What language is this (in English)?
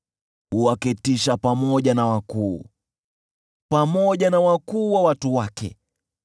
Swahili